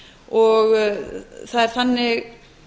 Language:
Icelandic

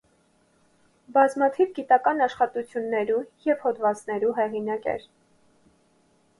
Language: Armenian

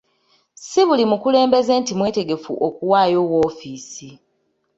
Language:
Ganda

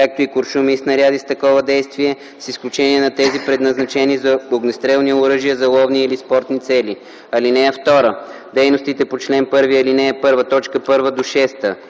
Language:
Bulgarian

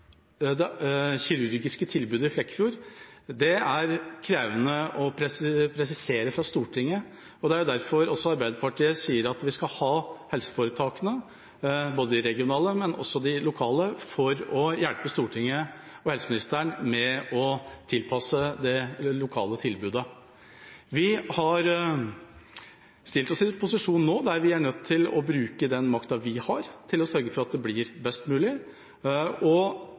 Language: Norwegian Bokmål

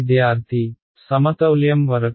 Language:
Telugu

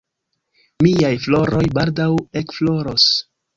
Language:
Esperanto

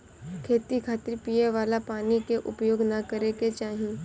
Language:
Bhojpuri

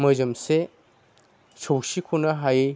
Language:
Bodo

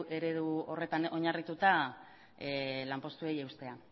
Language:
Basque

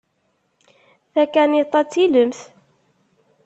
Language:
Kabyle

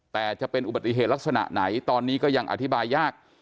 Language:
Thai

